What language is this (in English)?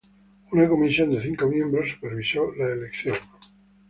Spanish